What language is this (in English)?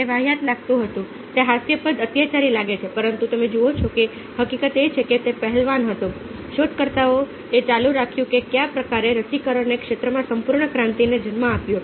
Gujarati